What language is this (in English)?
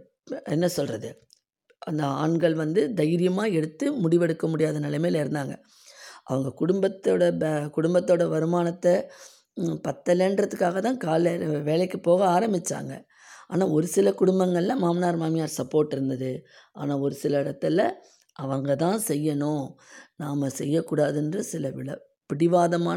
Tamil